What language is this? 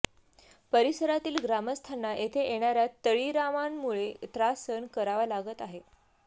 Marathi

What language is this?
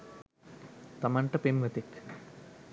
Sinhala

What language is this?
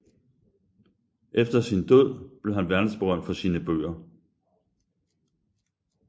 Danish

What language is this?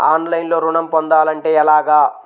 Telugu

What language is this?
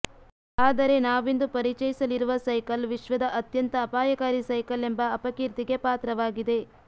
Kannada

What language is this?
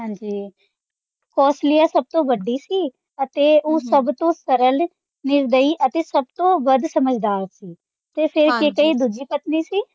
Punjabi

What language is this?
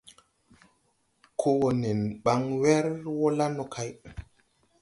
Tupuri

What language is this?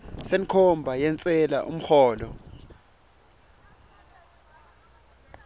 Swati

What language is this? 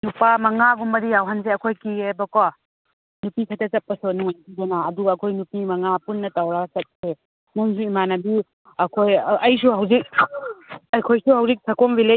Manipuri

